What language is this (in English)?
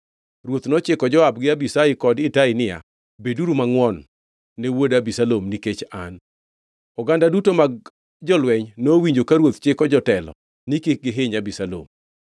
Luo (Kenya and Tanzania)